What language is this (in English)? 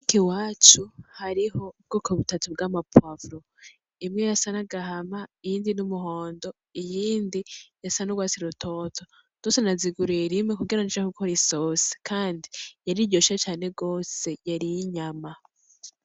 Rundi